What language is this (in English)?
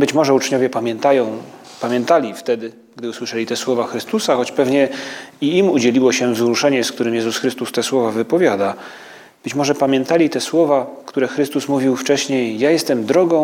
Polish